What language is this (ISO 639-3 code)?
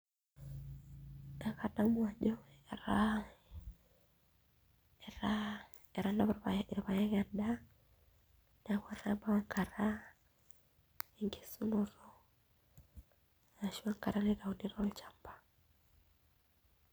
mas